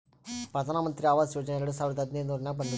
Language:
Kannada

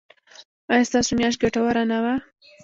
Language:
Pashto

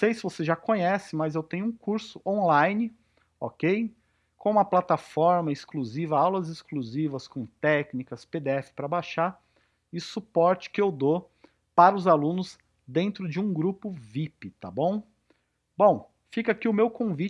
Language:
Portuguese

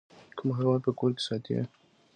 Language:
Pashto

